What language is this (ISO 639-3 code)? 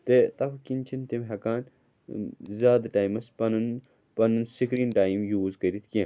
kas